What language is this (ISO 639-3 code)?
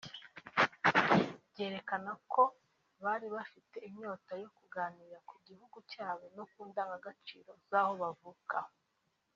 kin